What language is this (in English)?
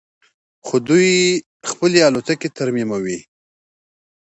Pashto